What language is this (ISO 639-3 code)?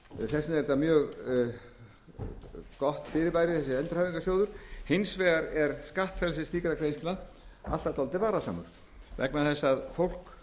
isl